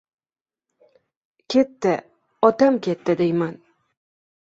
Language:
Uzbek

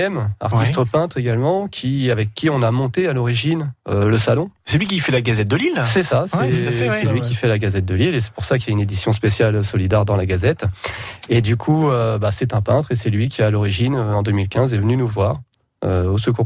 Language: French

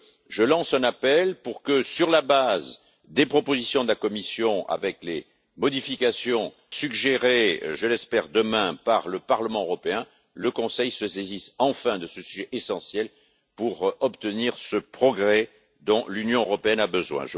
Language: French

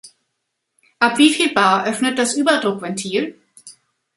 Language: German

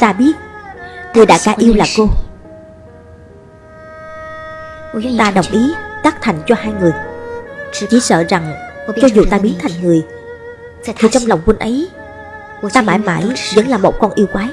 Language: Vietnamese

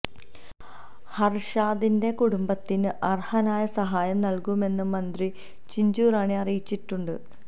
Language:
Malayalam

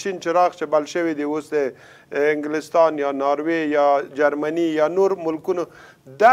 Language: Persian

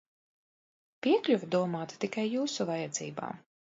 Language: Latvian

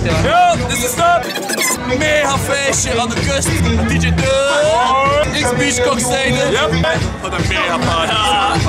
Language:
Thai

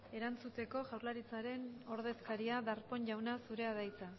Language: Basque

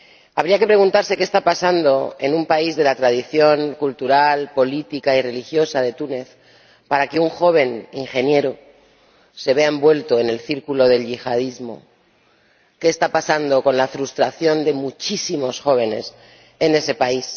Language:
Spanish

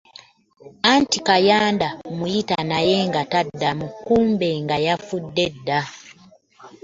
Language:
Ganda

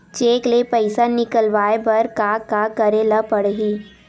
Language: Chhattisgarhi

